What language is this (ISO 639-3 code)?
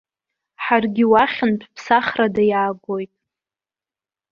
abk